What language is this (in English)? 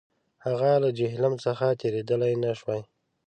Pashto